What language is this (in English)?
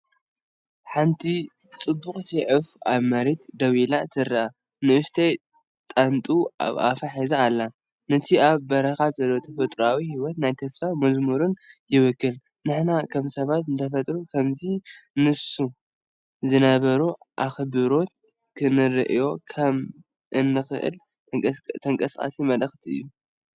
Tigrinya